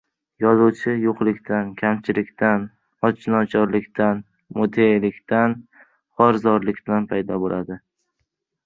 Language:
Uzbek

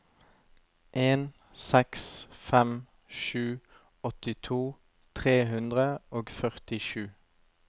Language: Norwegian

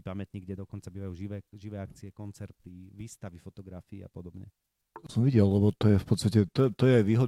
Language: Slovak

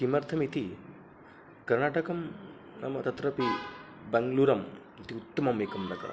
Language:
Sanskrit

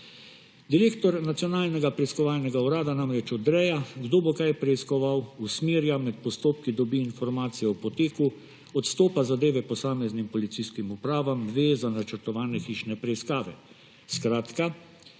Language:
Slovenian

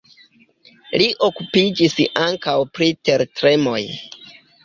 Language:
Esperanto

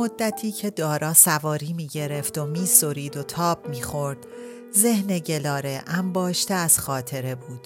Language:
Persian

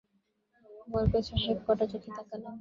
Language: Bangla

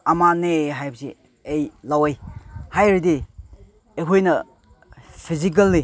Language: Manipuri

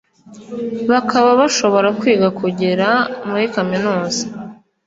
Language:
Kinyarwanda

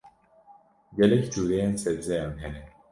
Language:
Kurdish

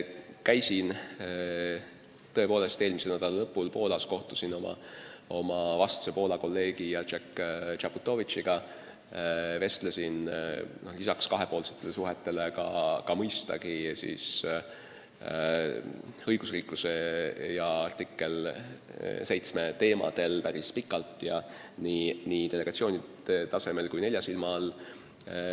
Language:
Estonian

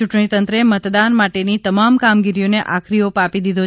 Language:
Gujarati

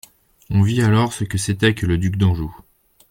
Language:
French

